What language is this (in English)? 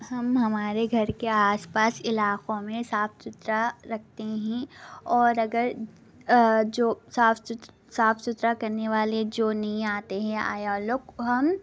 Urdu